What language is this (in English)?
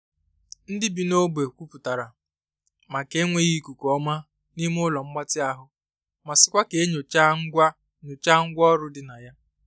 Igbo